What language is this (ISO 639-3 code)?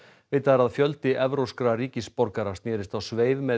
isl